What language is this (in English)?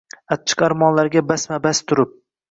Uzbek